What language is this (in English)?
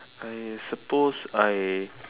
English